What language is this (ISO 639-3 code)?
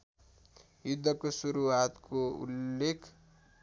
nep